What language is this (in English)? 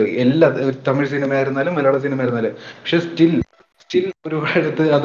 Malayalam